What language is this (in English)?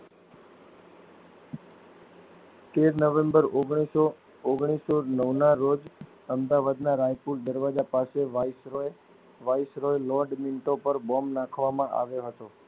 Gujarati